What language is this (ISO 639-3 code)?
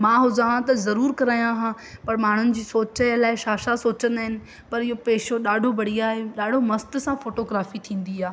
snd